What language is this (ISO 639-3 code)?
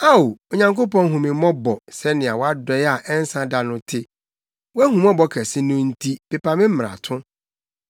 aka